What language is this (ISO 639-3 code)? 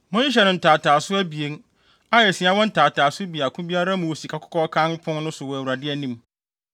aka